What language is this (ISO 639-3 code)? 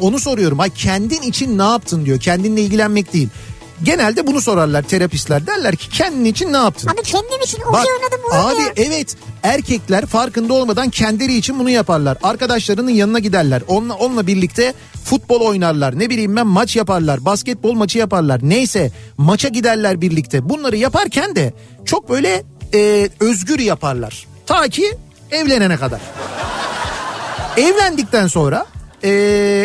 tur